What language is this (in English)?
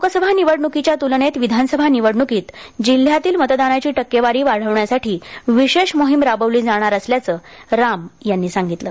Marathi